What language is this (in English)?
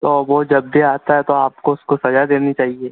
Hindi